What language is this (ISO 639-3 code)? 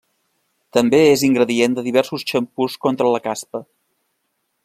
cat